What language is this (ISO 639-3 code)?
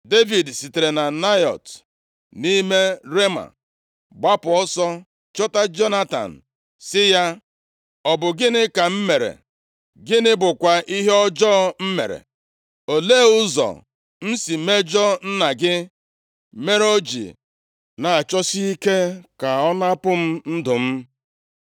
ibo